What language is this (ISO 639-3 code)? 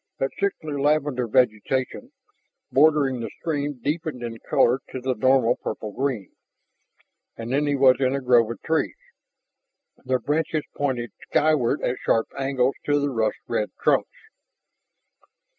eng